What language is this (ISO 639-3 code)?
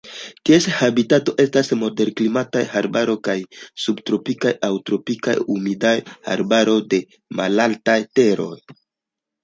epo